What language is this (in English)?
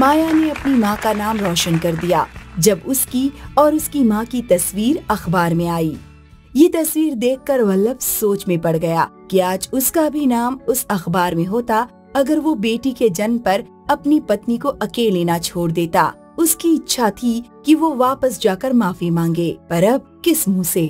Hindi